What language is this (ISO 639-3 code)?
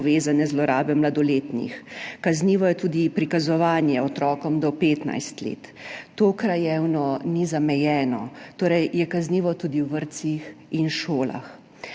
slv